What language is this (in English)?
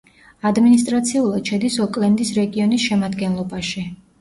Georgian